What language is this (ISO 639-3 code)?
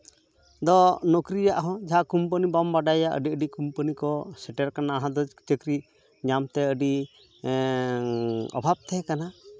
sat